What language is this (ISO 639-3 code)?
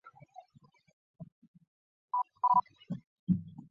zho